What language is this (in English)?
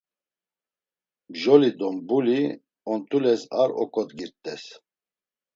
Laz